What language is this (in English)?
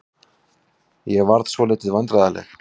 Icelandic